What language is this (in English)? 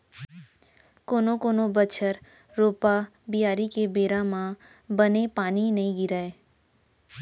Chhattisgarhi